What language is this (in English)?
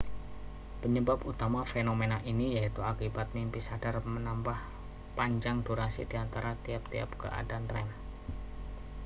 Indonesian